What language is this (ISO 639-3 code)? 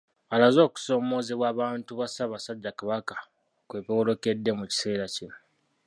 lug